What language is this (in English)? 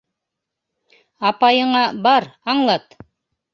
Bashkir